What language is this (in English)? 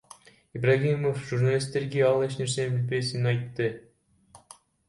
Kyrgyz